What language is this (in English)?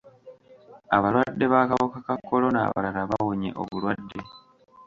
Ganda